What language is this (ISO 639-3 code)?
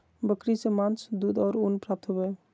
mag